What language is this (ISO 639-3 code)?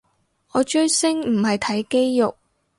yue